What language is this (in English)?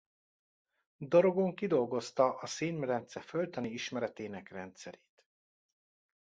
Hungarian